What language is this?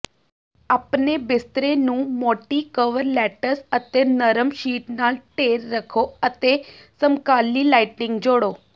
Punjabi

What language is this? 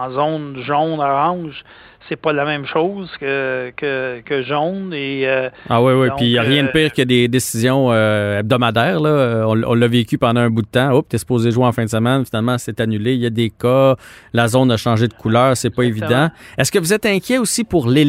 French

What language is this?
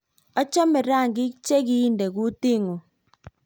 Kalenjin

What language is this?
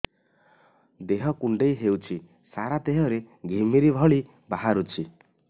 Odia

